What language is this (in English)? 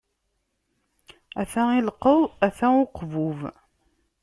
Kabyle